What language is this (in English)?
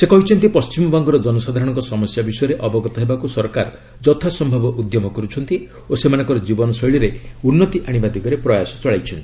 Odia